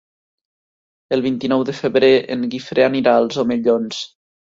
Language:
Catalan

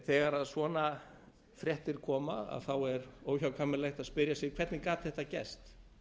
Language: Icelandic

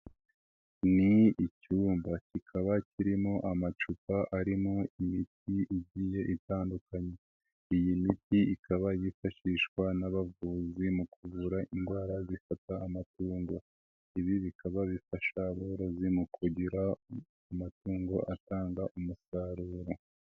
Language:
Kinyarwanda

